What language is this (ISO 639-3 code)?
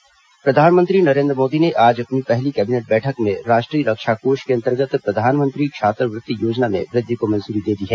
hin